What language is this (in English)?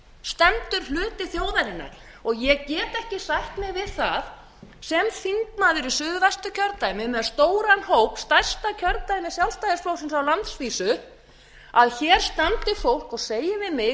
Icelandic